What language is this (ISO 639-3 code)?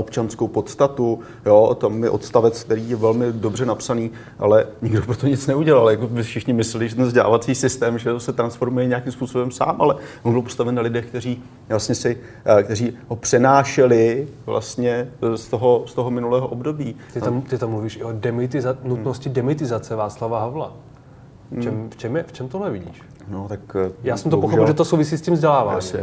ces